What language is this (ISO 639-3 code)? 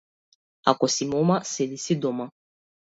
mkd